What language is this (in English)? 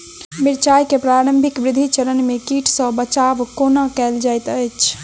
Maithili